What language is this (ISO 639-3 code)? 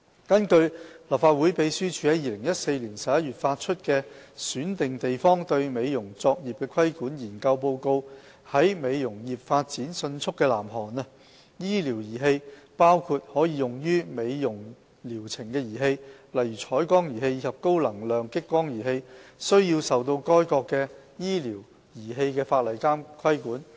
yue